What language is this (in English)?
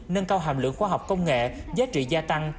Vietnamese